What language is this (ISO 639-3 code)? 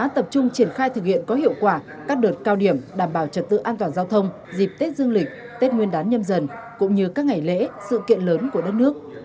vie